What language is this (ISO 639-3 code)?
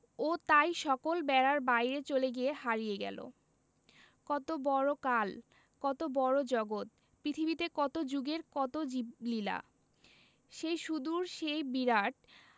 ben